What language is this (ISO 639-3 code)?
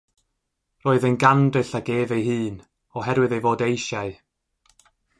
cym